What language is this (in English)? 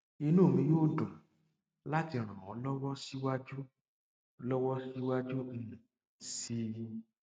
Yoruba